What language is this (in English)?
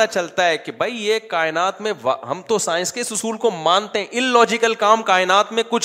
Urdu